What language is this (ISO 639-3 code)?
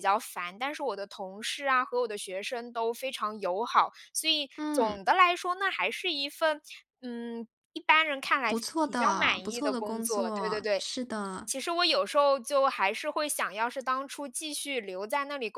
zho